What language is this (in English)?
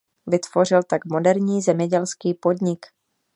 Czech